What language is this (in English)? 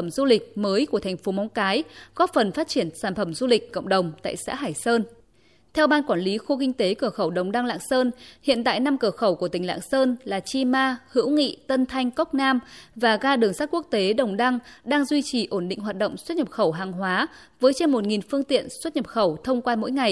Vietnamese